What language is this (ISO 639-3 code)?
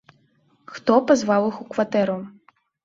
bel